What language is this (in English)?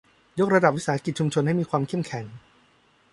Thai